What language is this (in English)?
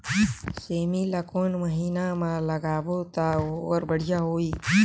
Chhattisgarhi